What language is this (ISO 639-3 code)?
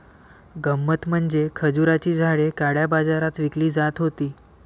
mar